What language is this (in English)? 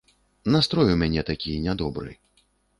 Belarusian